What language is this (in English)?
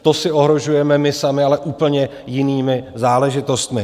Czech